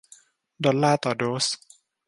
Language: Thai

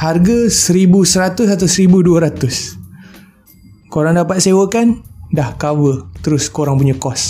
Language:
Malay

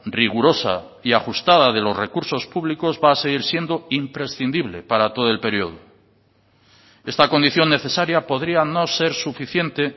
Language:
Spanish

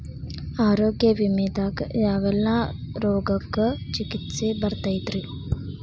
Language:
Kannada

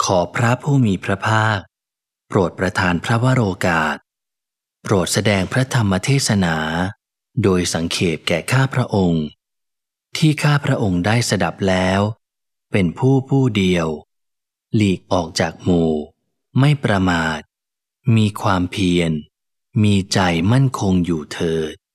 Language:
Thai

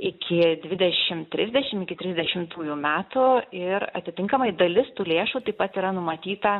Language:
Lithuanian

